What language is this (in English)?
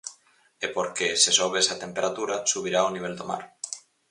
Galician